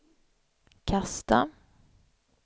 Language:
Swedish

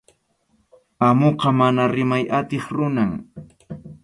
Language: Arequipa-La Unión Quechua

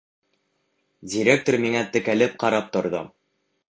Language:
Bashkir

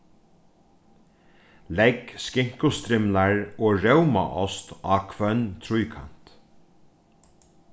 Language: Faroese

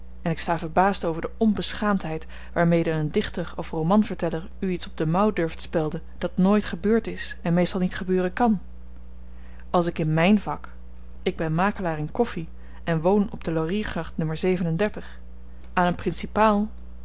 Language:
Dutch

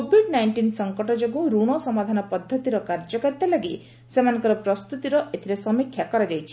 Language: Odia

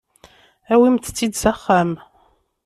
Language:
Kabyle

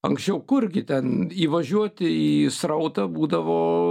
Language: Lithuanian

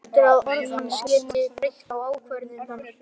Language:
Icelandic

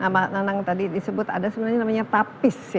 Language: Indonesian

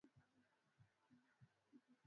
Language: Swahili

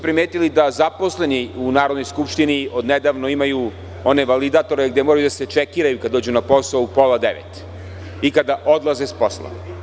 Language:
Serbian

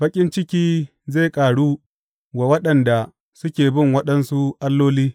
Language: Hausa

